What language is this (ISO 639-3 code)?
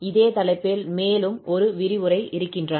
tam